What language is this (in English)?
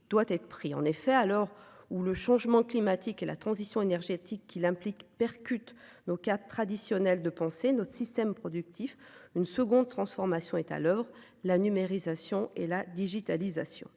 French